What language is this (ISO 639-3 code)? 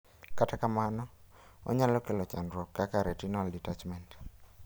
luo